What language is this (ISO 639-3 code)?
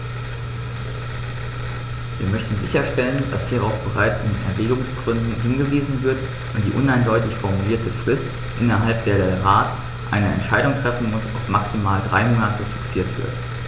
deu